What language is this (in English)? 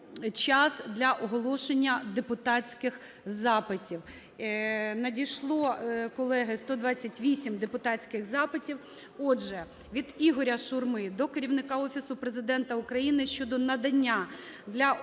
Ukrainian